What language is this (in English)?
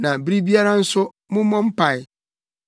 Akan